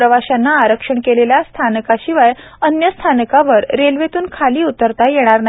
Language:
Marathi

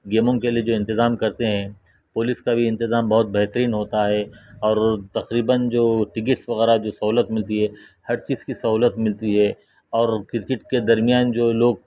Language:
Urdu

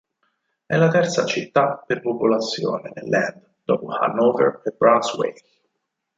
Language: Italian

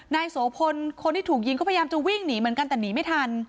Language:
Thai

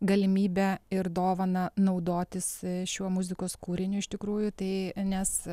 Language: Lithuanian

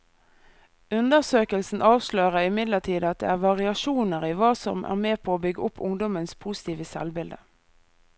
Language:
Norwegian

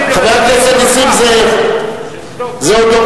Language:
Hebrew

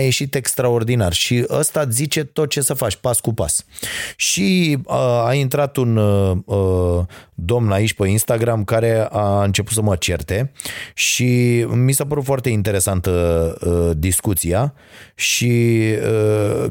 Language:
Romanian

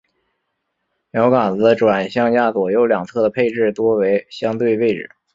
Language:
Chinese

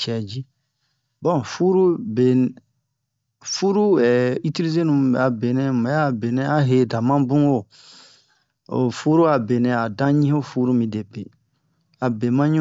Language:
Bomu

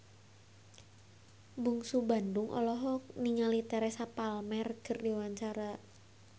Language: Sundanese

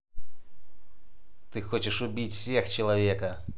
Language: Russian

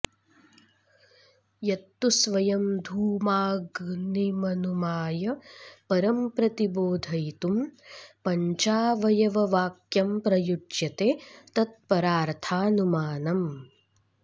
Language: Sanskrit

